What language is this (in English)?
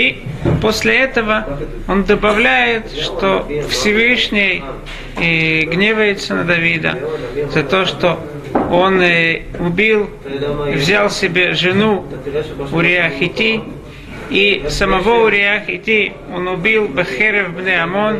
Russian